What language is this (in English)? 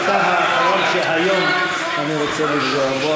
Hebrew